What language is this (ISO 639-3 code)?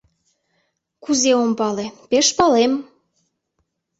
chm